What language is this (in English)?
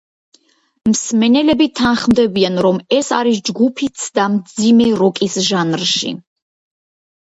Georgian